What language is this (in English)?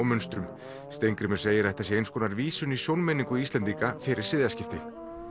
Icelandic